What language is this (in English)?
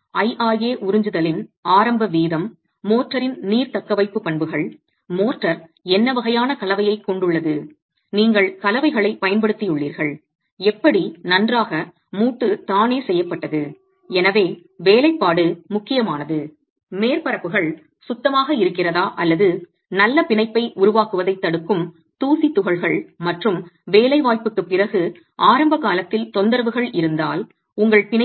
Tamil